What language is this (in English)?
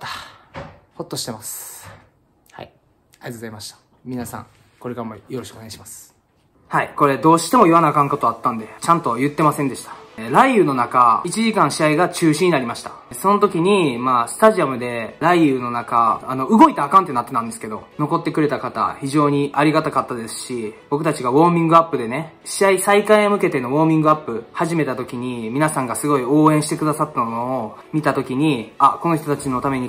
Japanese